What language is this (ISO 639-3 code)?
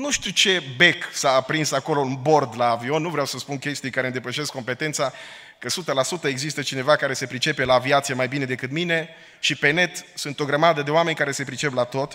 ron